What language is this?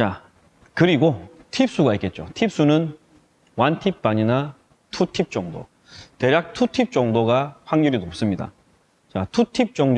Korean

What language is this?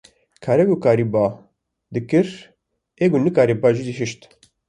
Kurdish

